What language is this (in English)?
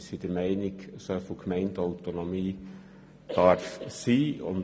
Swiss German